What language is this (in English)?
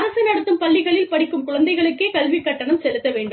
Tamil